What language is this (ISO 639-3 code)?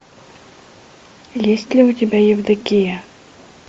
rus